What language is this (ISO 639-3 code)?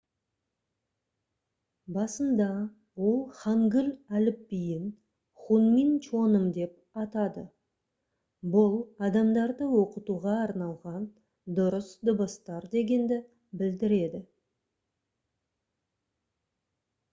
kaz